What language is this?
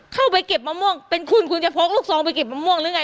Thai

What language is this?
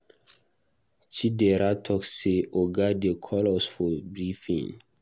Nigerian Pidgin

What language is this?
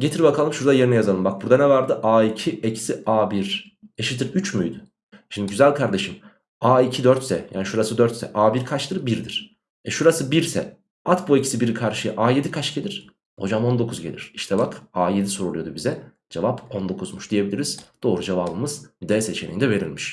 Turkish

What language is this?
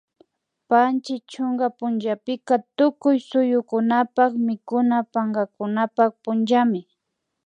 Imbabura Highland Quichua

